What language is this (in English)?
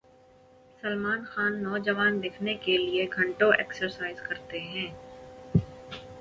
Urdu